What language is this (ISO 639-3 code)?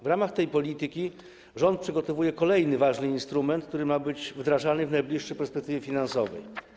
pol